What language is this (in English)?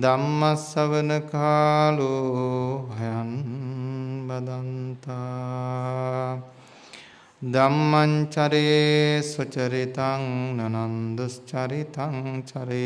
Indonesian